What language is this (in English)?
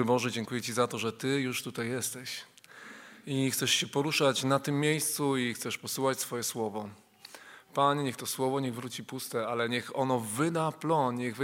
Polish